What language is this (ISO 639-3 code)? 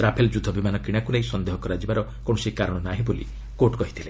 ori